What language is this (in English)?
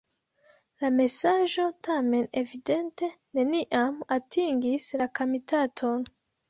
Esperanto